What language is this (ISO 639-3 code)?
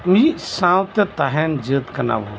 sat